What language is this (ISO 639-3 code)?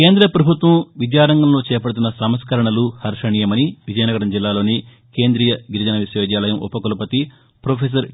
tel